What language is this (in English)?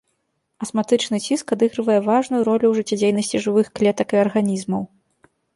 Belarusian